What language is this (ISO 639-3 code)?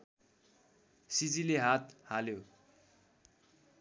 nep